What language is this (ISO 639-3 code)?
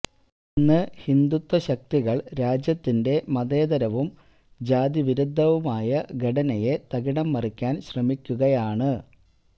mal